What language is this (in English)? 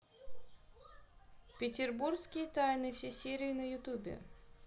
Russian